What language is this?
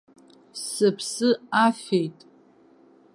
Abkhazian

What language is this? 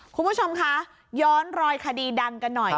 Thai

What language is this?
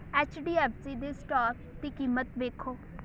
Punjabi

